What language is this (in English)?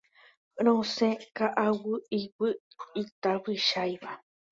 Guarani